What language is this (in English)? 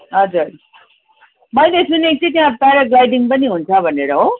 Nepali